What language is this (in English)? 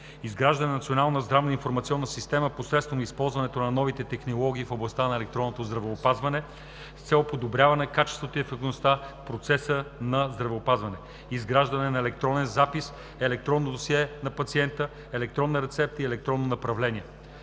Bulgarian